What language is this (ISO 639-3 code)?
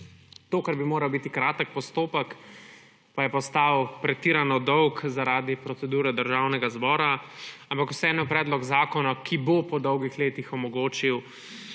slv